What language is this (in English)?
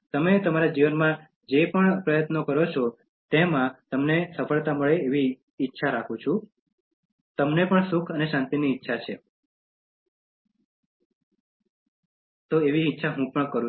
Gujarati